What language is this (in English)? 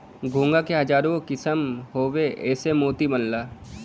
Bhojpuri